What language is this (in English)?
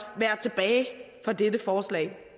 Danish